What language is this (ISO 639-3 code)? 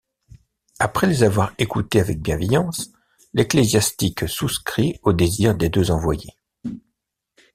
fra